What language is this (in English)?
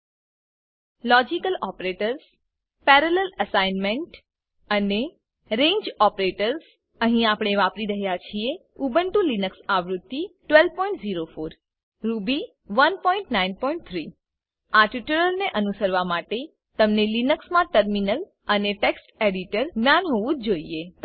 Gujarati